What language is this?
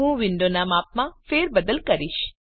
Gujarati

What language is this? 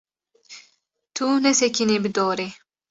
Kurdish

